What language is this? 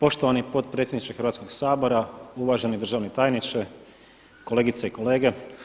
Croatian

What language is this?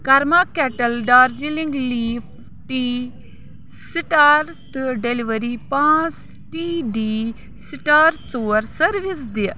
Kashmiri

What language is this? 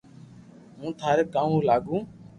Loarki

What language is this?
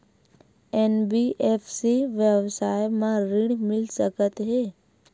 Chhattisgarhi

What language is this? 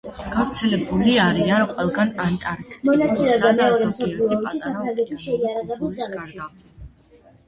Georgian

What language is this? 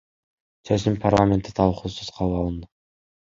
Kyrgyz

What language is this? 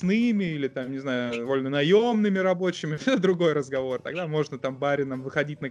Russian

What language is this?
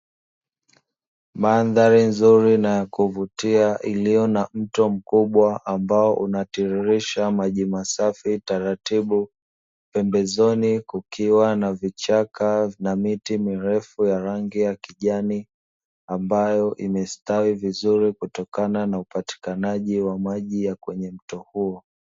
Swahili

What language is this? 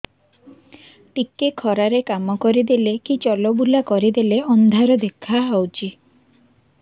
Odia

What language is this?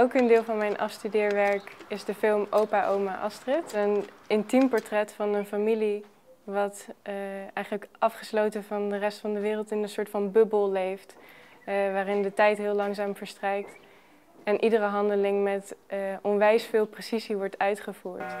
Dutch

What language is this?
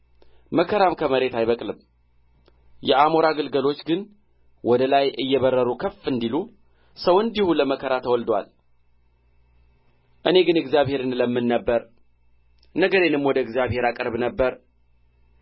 Amharic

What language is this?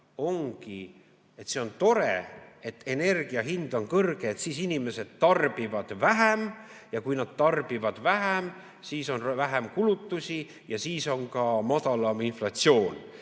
Estonian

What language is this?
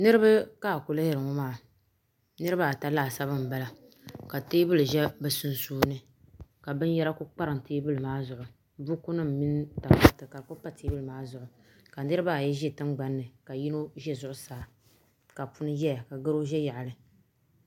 Dagbani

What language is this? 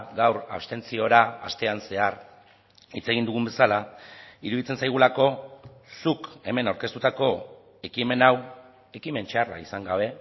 Basque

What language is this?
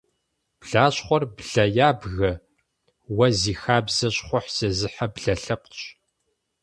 Kabardian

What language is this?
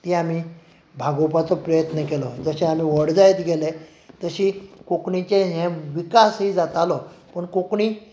Konkani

